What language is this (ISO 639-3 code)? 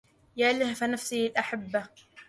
ara